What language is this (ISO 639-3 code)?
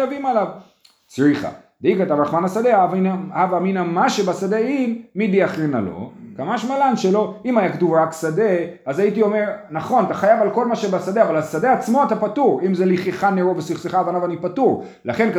heb